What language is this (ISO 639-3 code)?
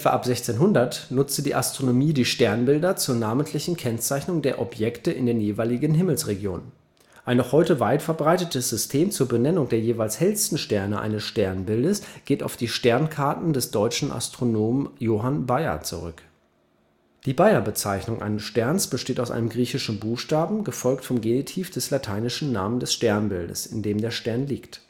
deu